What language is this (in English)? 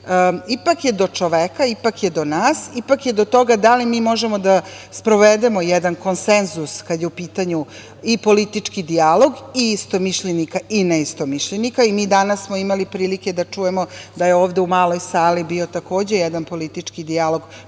Serbian